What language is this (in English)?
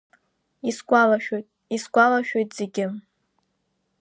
Abkhazian